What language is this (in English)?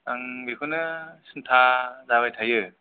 Bodo